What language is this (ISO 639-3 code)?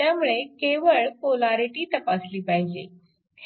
mar